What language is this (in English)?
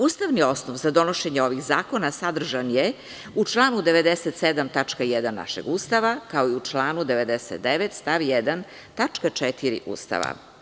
Serbian